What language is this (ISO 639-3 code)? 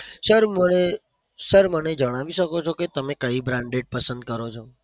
guj